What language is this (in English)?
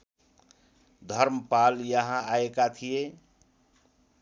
Nepali